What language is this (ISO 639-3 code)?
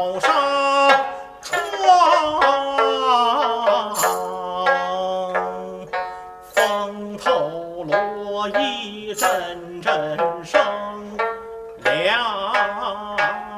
zho